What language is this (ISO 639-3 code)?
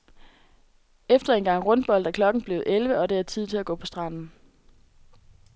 dan